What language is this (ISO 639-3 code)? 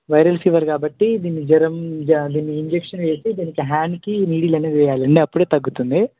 tel